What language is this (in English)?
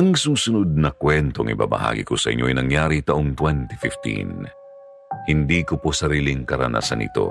Filipino